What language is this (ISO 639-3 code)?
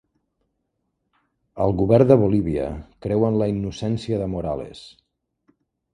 cat